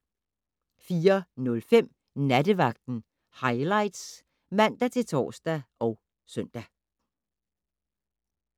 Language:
Danish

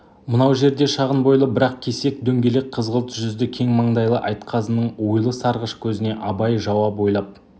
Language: Kazakh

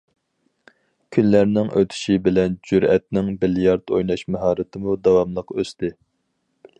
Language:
Uyghur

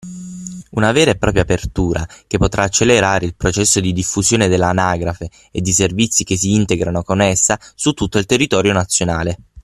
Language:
Italian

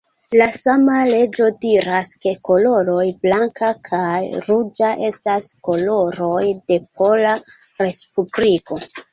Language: Esperanto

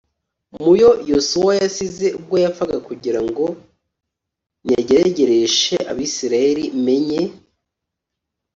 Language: Kinyarwanda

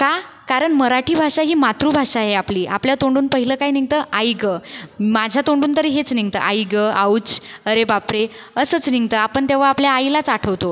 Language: Marathi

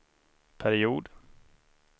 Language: Swedish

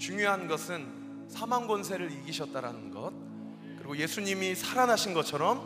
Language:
Korean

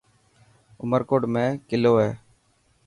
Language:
Dhatki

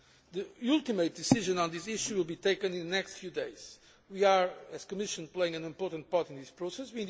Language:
English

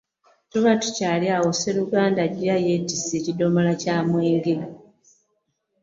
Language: Ganda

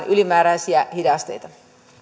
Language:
Finnish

